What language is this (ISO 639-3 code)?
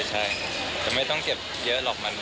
tha